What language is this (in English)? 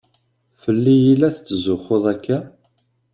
Kabyle